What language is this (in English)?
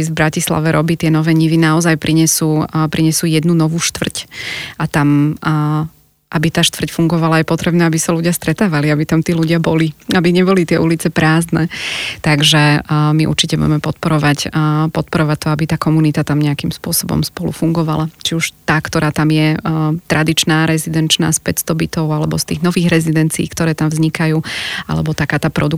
Slovak